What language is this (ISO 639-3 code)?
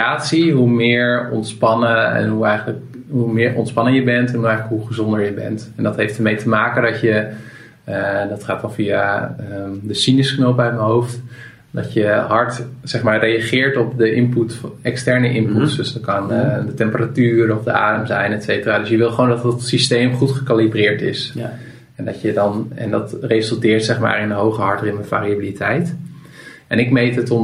nld